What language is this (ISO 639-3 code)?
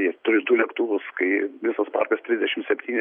lit